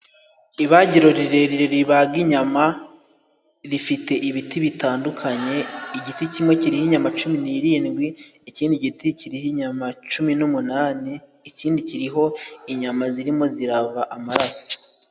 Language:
Kinyarwanda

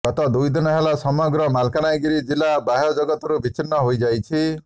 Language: Odia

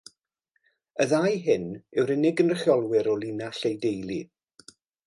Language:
Welsh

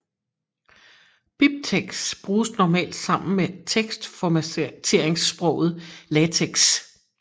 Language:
Danish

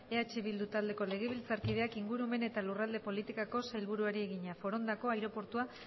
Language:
Basque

